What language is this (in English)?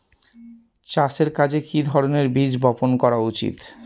Bangla